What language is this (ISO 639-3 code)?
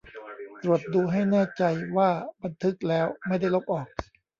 tha